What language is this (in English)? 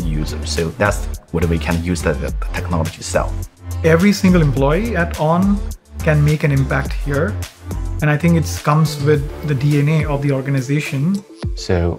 English